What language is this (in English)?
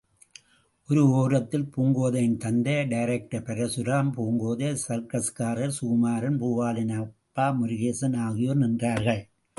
Tamil